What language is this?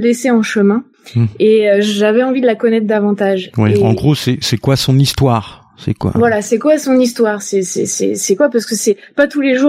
French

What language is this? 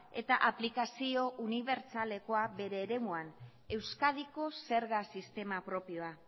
Basque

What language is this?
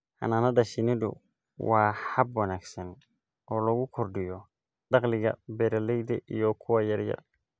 Somali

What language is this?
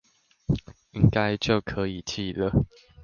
Chinese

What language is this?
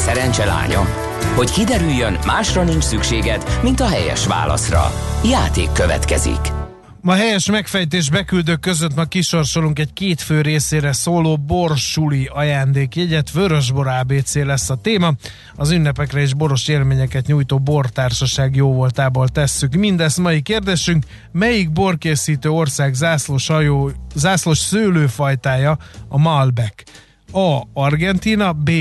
Hungarian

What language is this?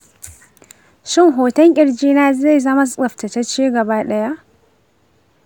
Hausa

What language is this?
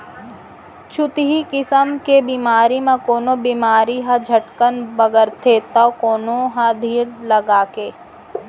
Chhattisgarhi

